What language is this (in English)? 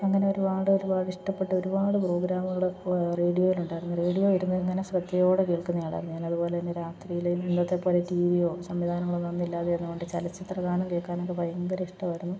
Malayalam